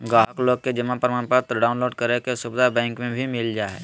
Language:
Magahi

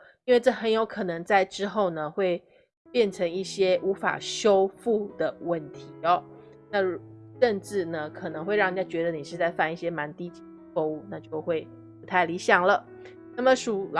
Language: Chinese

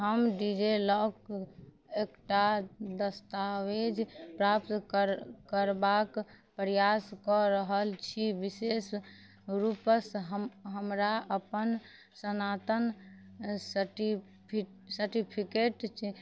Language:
Maithili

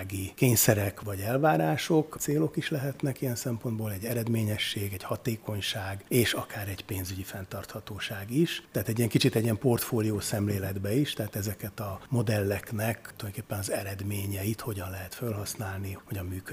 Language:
Hungarian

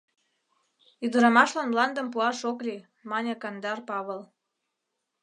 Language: Mari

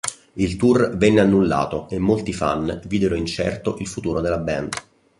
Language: Italian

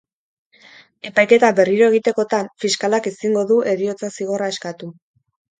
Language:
Basque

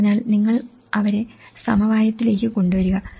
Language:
Malayalam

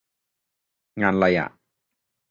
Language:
Thai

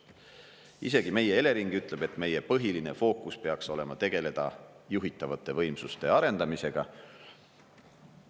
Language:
Estonian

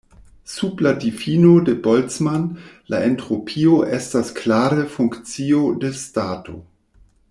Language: Esperanto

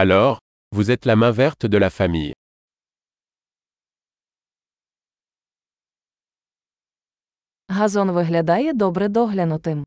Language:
Ukrainian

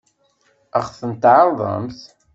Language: Kabyle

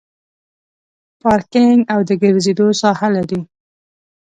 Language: Pashto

